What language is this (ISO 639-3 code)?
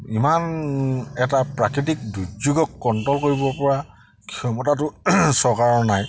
asm